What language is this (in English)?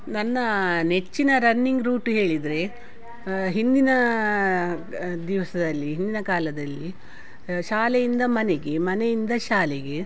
Kannada